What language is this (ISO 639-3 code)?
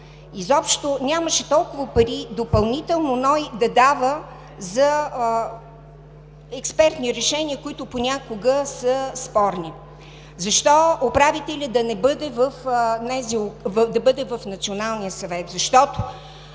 bul